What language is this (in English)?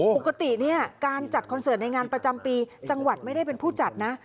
Thai